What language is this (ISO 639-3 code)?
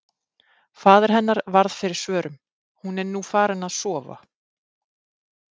isl